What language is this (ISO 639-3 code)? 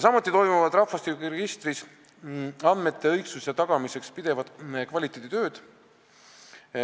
est